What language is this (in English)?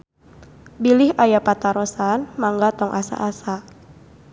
Sundanese